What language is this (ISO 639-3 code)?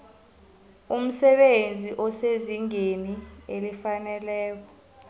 nbl